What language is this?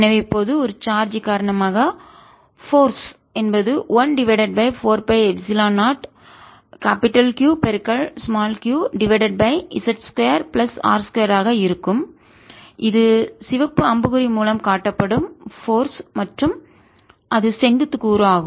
Tamil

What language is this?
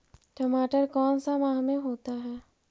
Magahi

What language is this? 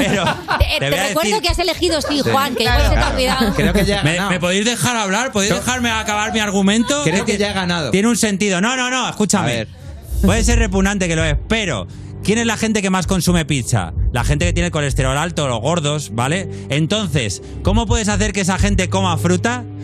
Spanish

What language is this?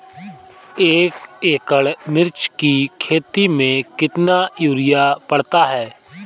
Hindi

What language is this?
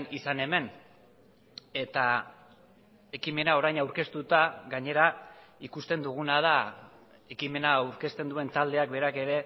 Basque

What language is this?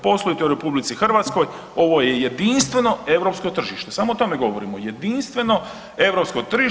Croatian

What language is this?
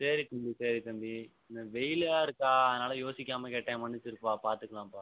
Tamil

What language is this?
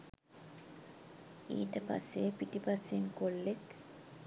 Sinhala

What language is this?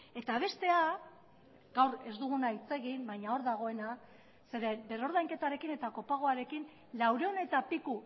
Basque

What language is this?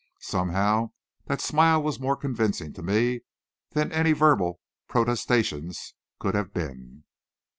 English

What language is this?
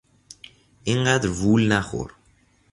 Persian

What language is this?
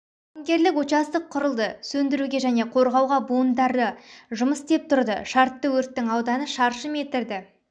Kazakh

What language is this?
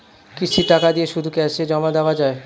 Bangla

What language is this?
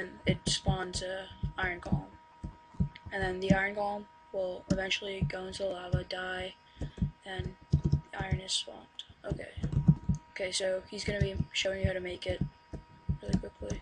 English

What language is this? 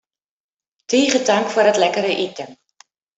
Western Frisian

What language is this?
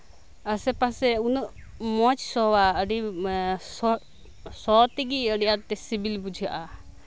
Santali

